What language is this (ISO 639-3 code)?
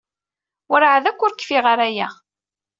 kab